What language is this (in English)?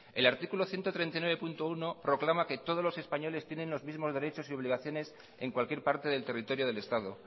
Spanish